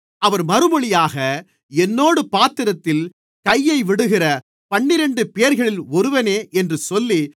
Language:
Tamil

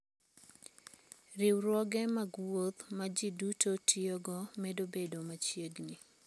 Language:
Luo (Kenya and Tanzania)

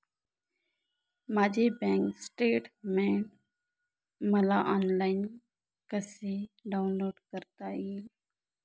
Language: Marathi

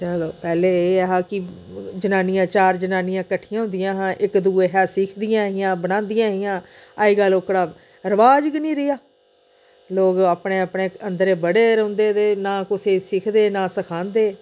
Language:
Dogri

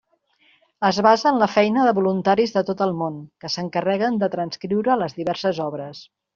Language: Catalan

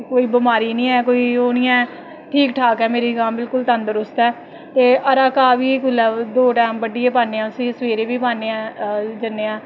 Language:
Dogri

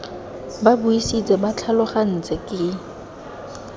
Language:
Tswana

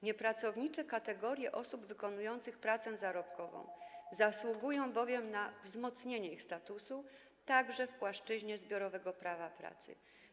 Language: Polish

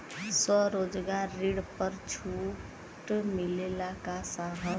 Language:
Bhojpuri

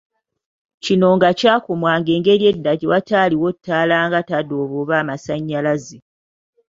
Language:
Ganda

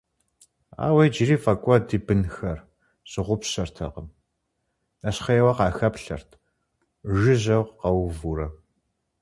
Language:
Kabardian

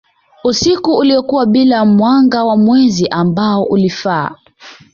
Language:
Swahili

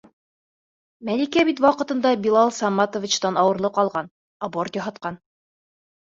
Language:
Bashkir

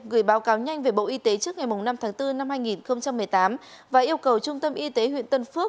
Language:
Vietnamese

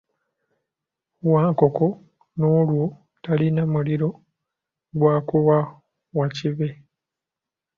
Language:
Ganda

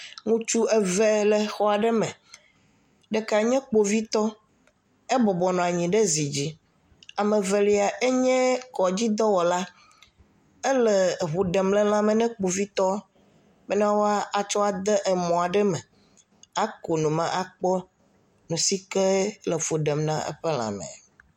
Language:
Ewe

